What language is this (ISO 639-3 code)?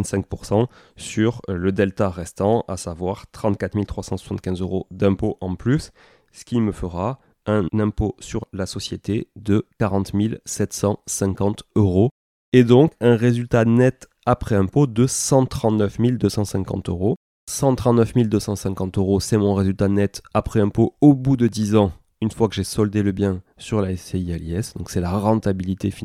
fra